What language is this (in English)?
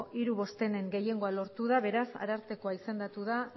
Basque